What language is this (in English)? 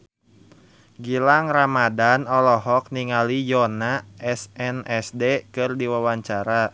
Sundanese